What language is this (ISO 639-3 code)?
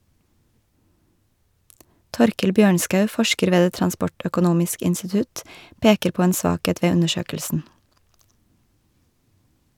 nor